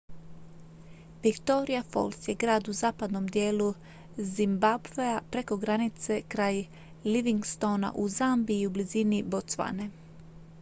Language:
Croatian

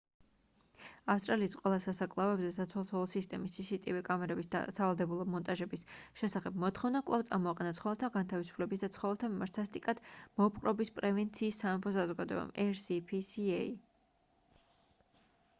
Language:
Georgian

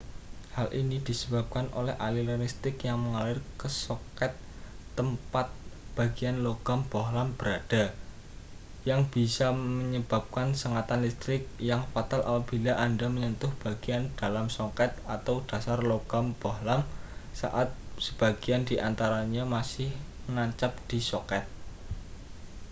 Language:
Indonesian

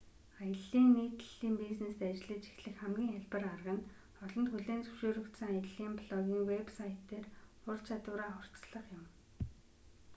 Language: Mongolian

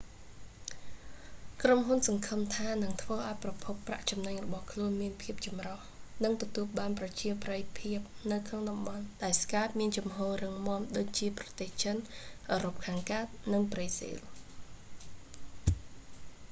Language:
Khmer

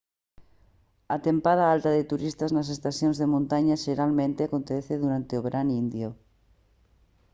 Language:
Galician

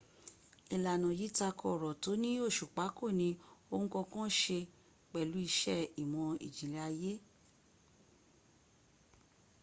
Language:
Yoruba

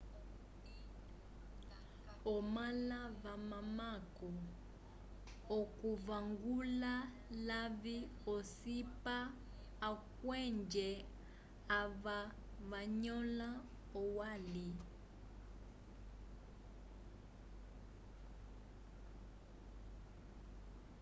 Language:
Umbundu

